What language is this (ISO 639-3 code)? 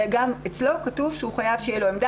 heb